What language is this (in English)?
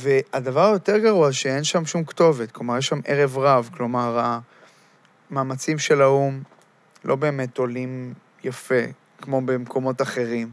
Hebrew